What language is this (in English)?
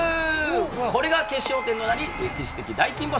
Japanese